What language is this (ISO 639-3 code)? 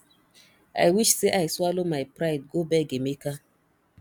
pcm